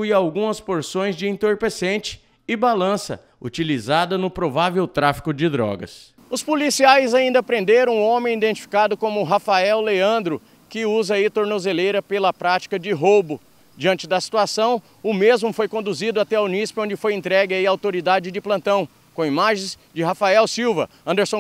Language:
Portuguese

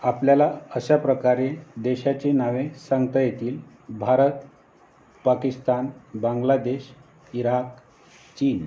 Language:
Marathi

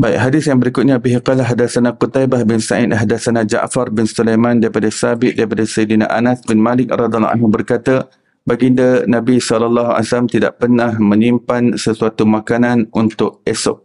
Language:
Malay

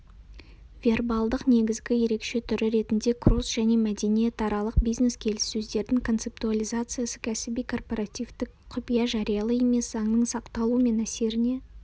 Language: Kazakh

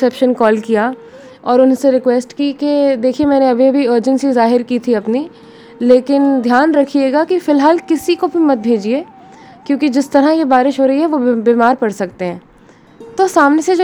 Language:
Hindi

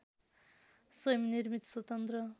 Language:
Nepali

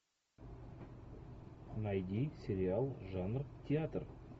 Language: Russian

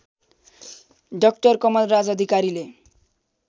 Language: Nepali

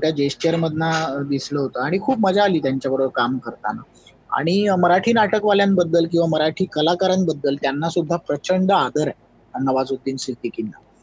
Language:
Marathi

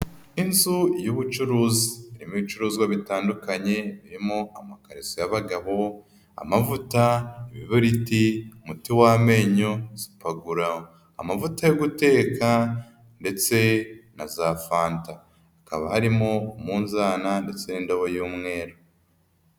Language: Kinyarwanda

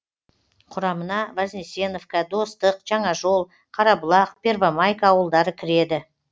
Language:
Kazakh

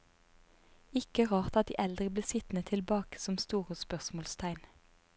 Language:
Norwegian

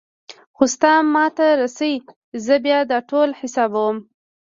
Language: Pashto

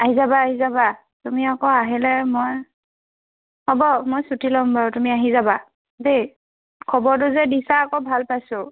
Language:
Assamese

